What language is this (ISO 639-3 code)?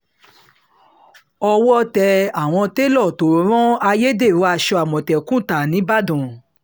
yor